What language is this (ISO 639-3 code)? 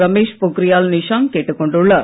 tam